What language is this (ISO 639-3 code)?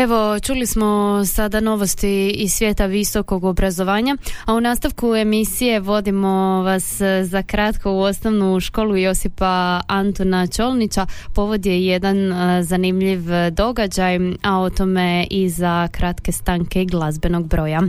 hrv